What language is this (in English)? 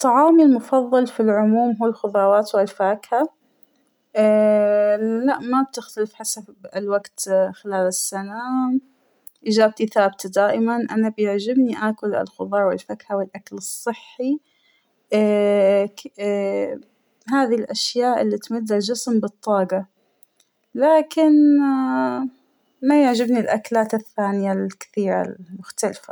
Hijazi Arabic